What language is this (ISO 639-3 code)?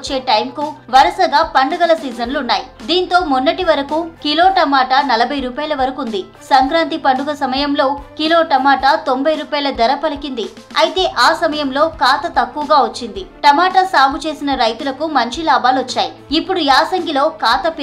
tel